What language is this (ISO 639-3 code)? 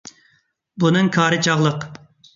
uig